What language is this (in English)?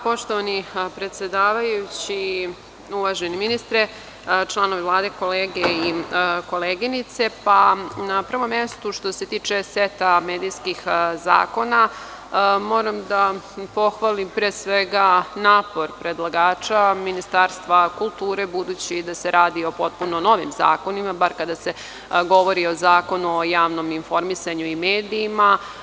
Serbian